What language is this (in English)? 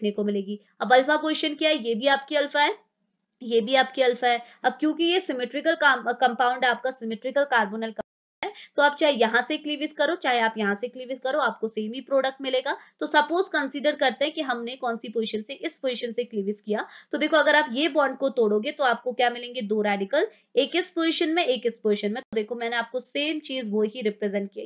Hindi